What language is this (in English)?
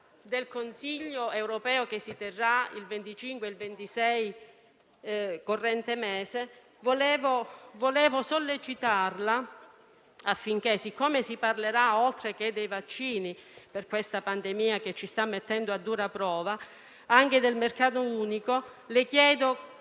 Italian